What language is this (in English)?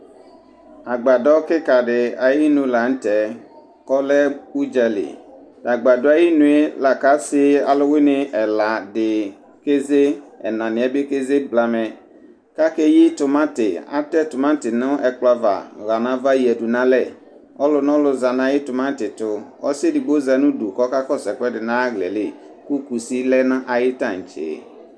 Ikposo